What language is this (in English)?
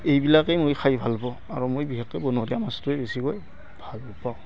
Assamese